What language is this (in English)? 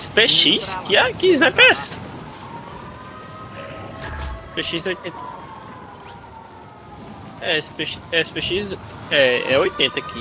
Portuguese